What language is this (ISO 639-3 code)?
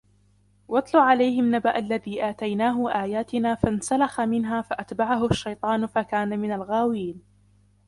ara